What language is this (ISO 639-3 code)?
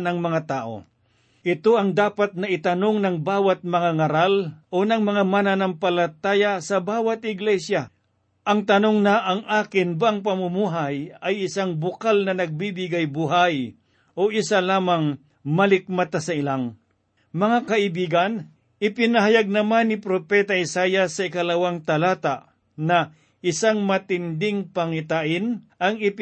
fil